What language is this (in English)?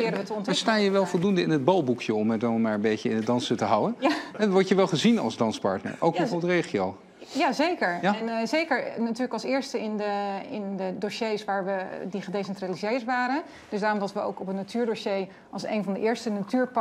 Dutch